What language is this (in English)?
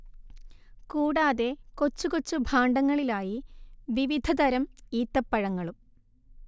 Malayalam